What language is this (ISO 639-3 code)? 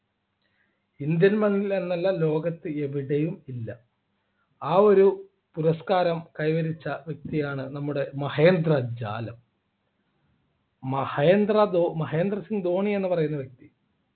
mal